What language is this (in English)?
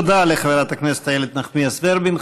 Hebrew